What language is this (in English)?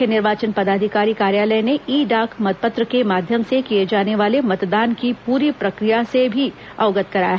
Hindi